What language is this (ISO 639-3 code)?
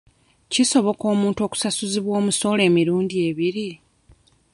lug